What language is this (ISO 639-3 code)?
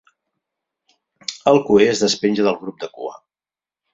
cat